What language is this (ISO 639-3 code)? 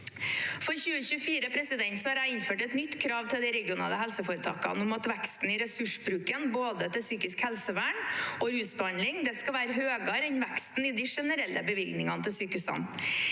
nor